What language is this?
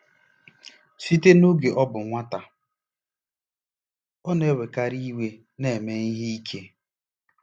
Igbo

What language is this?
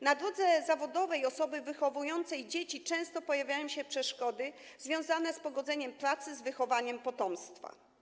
Polish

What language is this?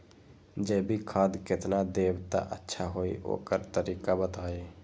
Magahi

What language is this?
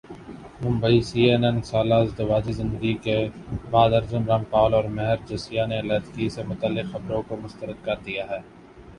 Urdu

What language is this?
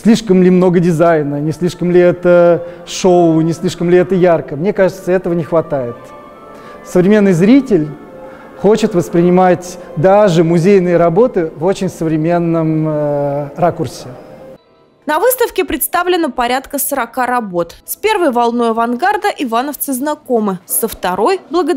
Russian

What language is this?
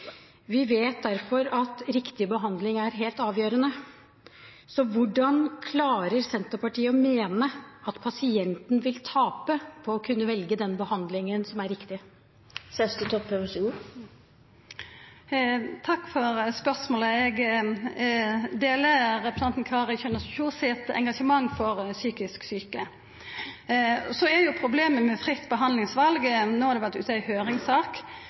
Norwegian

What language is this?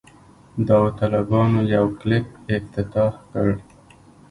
Pashto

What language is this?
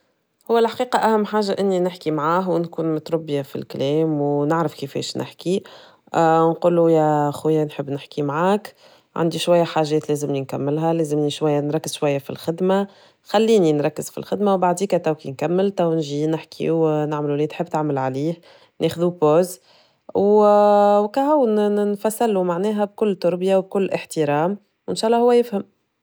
Tunisian Arabic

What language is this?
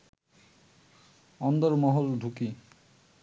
Bangla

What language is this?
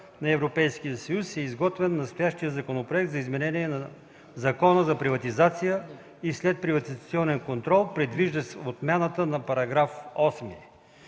Bulgarian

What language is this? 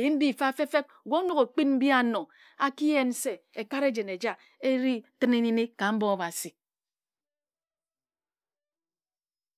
Ejagham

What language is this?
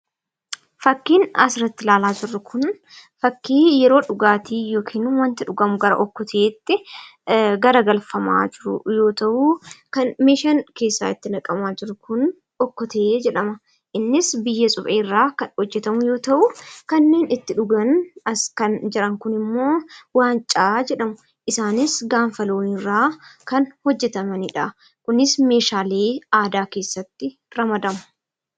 Oromo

